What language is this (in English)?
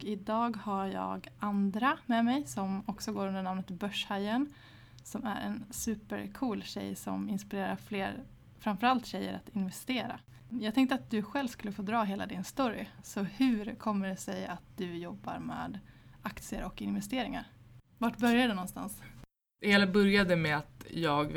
Swedish